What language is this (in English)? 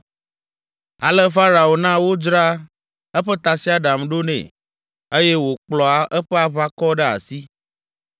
Ewe